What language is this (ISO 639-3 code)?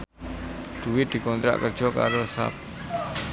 jav